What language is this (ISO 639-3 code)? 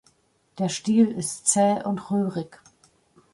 deu